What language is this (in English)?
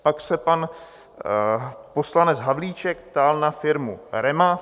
Czech